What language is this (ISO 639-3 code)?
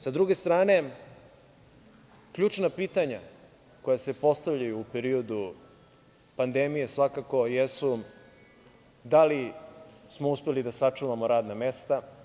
srp